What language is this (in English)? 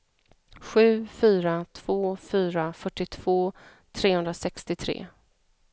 Swedish